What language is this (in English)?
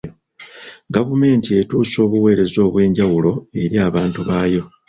Ganda